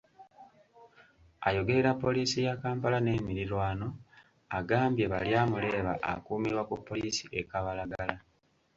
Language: Ganda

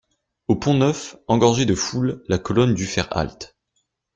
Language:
French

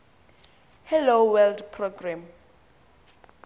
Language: Xhosa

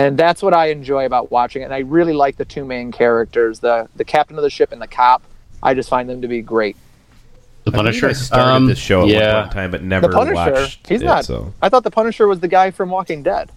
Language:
English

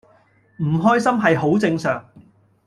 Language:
Cantonese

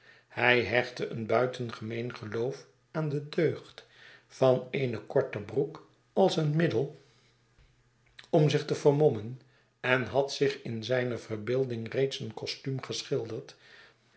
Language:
Dutch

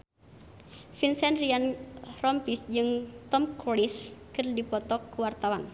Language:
Sundanese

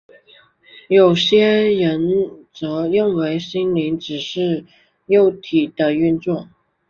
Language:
Chinese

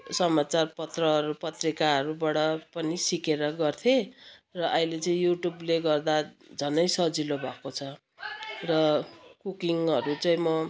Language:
Nepali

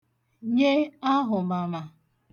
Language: Igbo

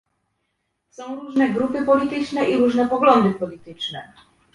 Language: Polish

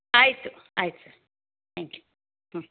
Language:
Kannada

